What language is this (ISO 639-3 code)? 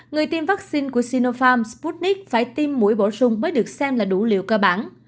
vie